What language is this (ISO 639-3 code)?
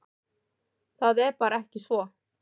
isl